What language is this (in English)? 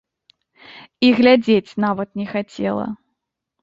Belarusian